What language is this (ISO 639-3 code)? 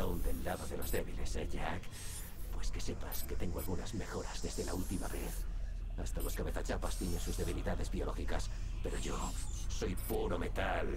spa